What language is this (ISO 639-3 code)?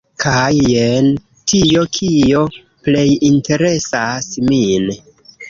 epo